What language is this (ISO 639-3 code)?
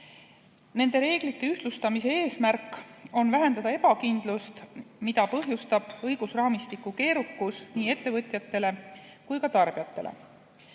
est